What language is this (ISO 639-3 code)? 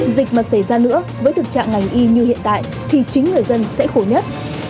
vie